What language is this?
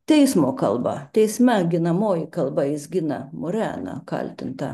Lithuanian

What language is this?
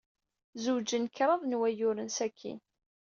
Kabyle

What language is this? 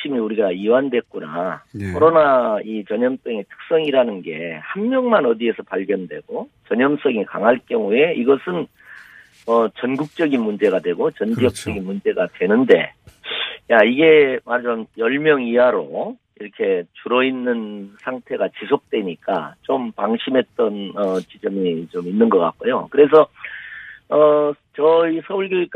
Korean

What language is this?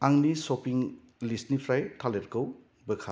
Bodo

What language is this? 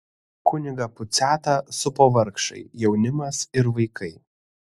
Lithuanian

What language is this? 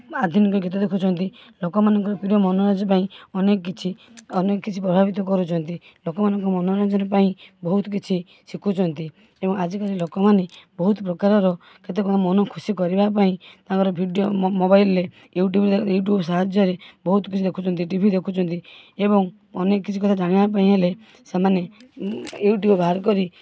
Odia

